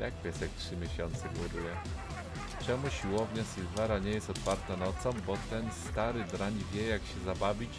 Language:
Polish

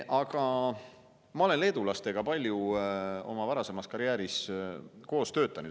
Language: Estonian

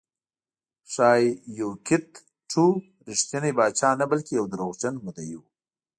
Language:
Pashto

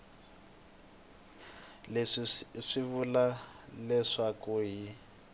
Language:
Tsonga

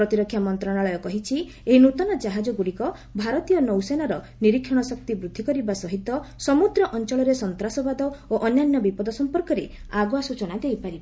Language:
Odia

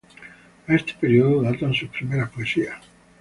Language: Spanish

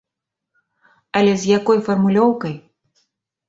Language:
Belarusian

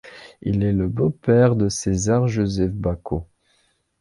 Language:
French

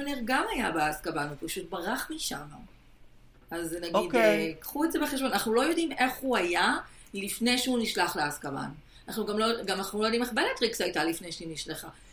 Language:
Hebrew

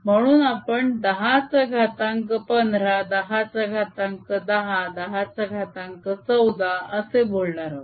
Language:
Marathi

